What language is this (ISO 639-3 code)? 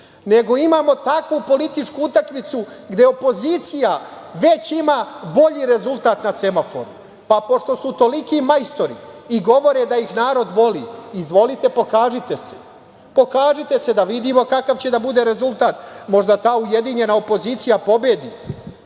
srp